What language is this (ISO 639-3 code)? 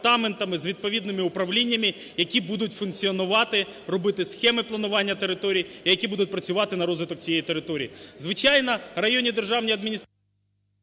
ukr